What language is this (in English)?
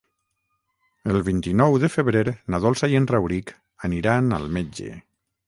Catalan